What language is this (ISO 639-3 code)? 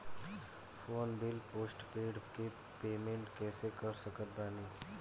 bho